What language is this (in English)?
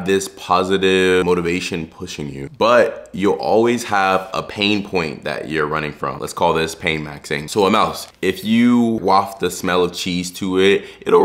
English